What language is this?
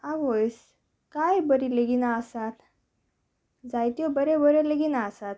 Konkani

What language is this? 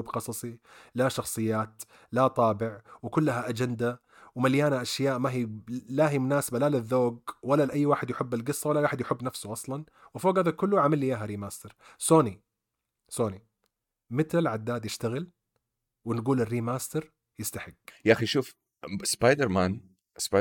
Arabic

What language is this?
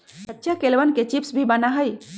Magahi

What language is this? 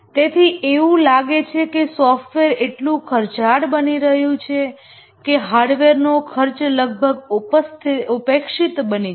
Gujarati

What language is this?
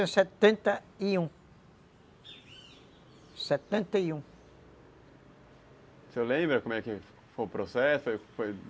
Portuguese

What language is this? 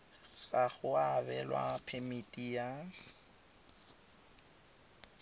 Tswana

